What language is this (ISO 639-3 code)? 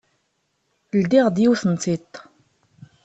kab